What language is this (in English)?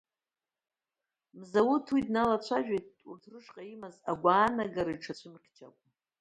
Abkhazian